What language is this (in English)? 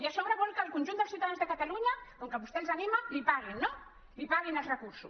Catalan